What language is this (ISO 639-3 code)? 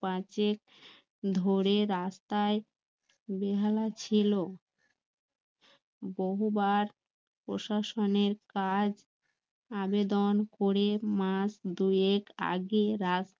ben